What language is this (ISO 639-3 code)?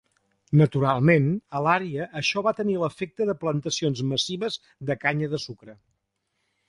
cat